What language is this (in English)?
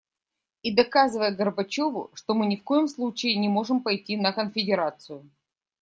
Russian